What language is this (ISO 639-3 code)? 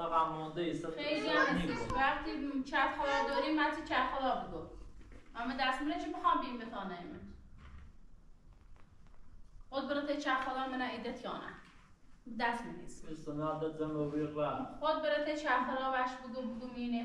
fas